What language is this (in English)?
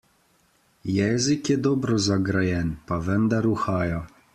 Slovenian